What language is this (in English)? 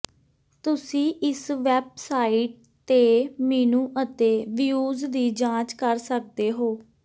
Punjabi